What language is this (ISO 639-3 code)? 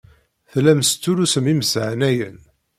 kab